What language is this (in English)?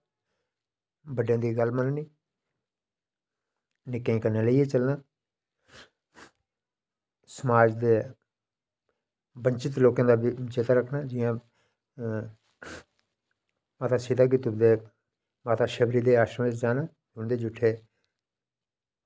Dogri